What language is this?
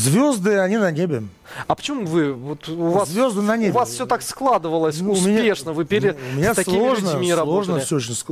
Russian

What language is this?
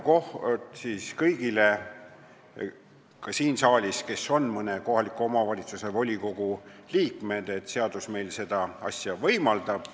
Estonian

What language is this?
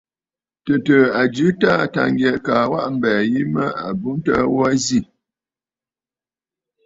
Bafut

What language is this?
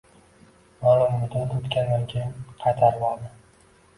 Uzbek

